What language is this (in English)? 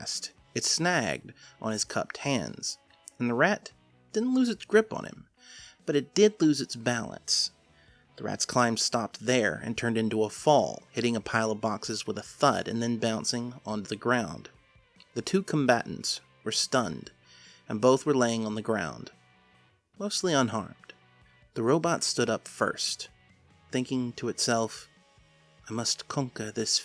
English